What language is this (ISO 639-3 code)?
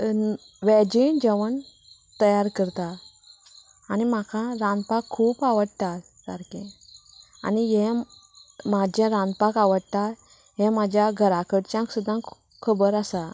kok